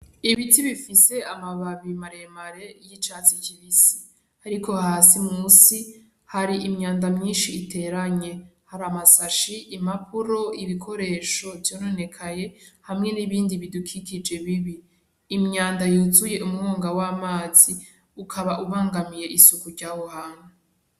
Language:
Rundi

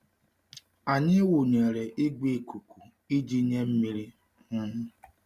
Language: Igbo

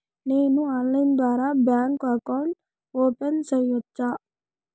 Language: Telugu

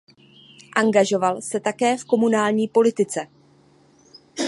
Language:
Czech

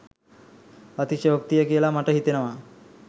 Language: Sinhala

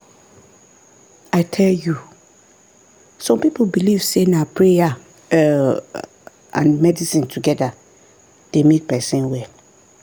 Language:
Nigerian Pidgin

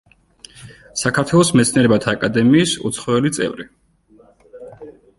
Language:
Georgian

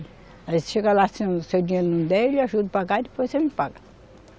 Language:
Portuguese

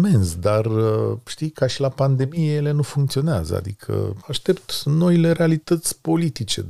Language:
Romanian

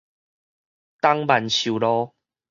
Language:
Min Nan Chinese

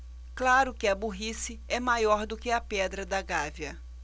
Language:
Portuguese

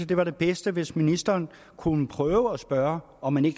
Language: Danish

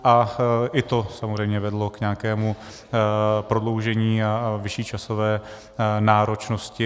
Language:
Czech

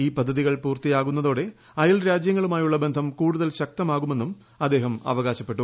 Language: Malayalam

